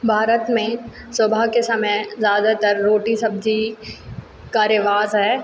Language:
Hindi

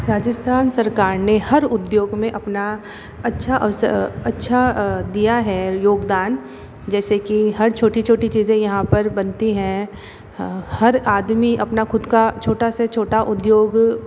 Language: Hindi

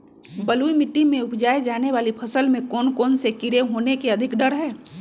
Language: Magahi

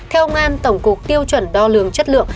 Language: Vietnamese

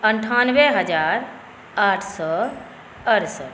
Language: Maithili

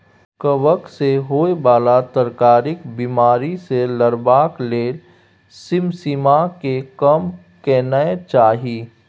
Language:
Maithili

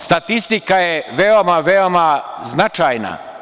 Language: Serbian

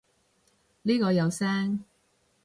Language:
Cantonese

